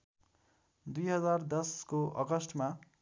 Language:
Nepali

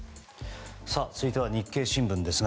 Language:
Japanese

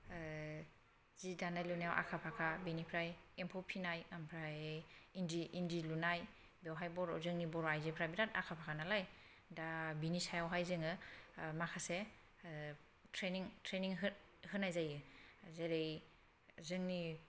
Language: Bodo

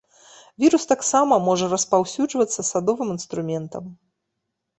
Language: Belarusian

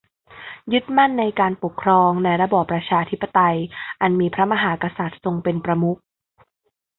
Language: Thai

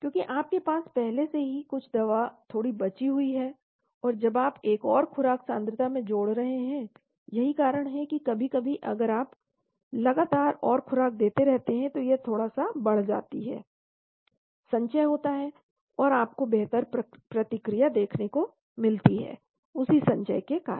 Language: Hindi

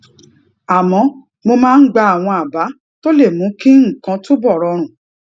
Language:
Yoruba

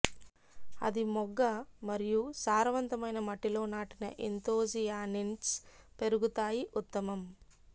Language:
Telugu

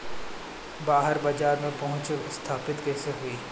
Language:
Bhojpuri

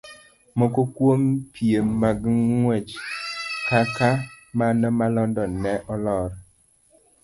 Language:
Luo (Kenya and Tanzania)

